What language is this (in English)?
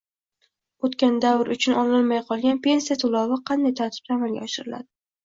Uzbek